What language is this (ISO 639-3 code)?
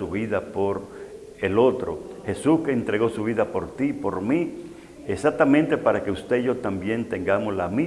spa